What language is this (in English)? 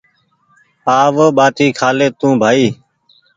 Goaria